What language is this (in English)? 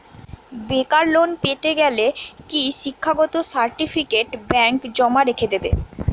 Bangla